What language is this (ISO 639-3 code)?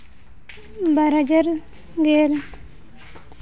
sat